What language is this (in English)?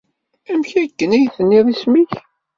Kabyle